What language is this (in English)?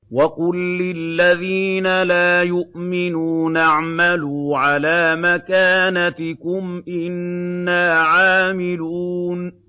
Arabic